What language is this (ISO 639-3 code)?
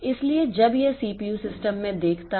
hin